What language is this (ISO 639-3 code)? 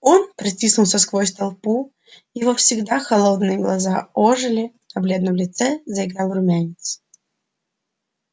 rus